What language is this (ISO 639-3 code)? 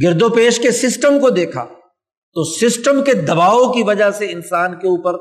urd